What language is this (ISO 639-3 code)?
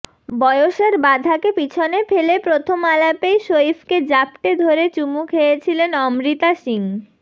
ben